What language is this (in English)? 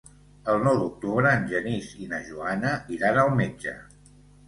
Catalan